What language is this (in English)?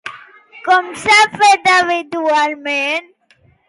Catalan